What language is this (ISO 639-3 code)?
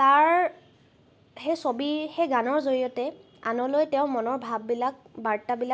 asm